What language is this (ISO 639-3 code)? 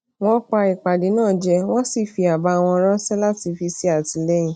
yor